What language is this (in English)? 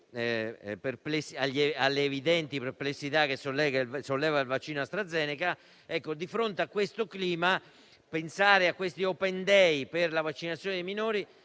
Italian